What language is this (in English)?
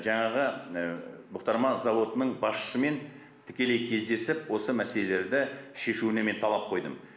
Kazakh